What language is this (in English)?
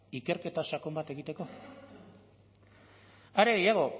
Basque